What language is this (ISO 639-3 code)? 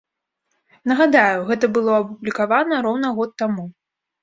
bel